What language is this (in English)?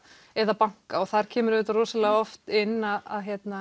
Icelandic